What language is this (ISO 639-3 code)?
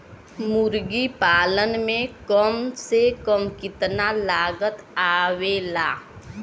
bho